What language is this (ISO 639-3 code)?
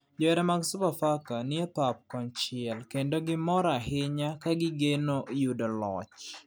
luo